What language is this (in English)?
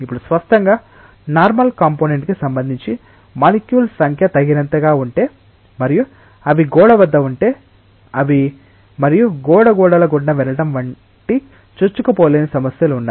Telugu